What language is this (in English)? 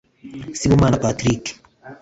Kinyarwanda